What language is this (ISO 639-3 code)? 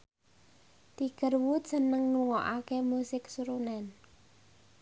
jav